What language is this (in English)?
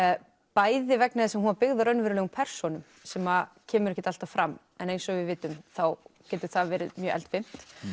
Icelandic